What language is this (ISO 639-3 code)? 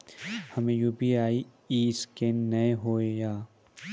mai